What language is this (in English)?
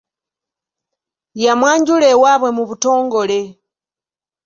Ganda